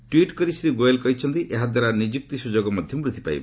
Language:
Odia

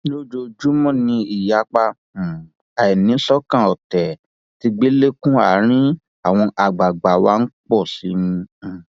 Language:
Yoruba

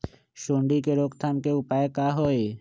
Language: Magahi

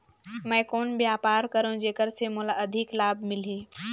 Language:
Chhattisgarhi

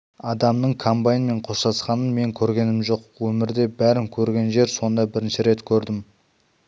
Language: Kazakh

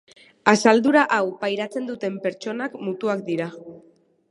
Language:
Basque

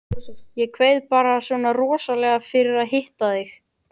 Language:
Icelandic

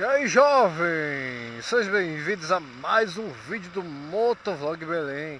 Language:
Portuguese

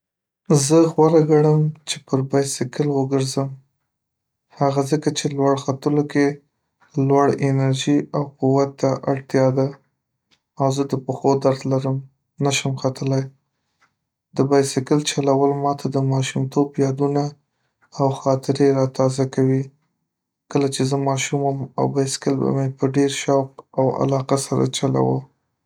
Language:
Pashto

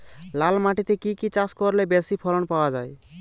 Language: Bangla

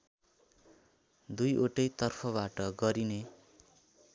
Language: Nepali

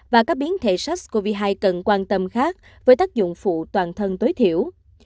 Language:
Vietnamese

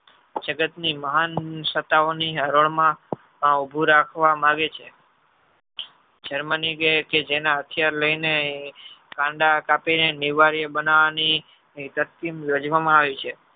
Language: Gujarati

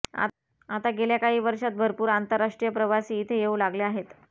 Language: Marathi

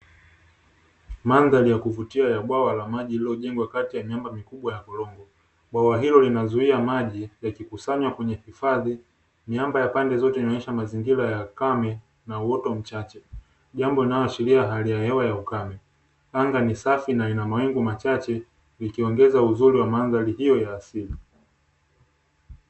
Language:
Swahili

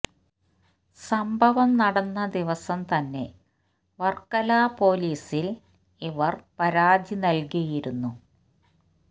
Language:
Malayalam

